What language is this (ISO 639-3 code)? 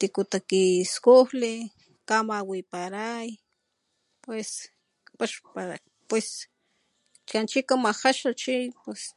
top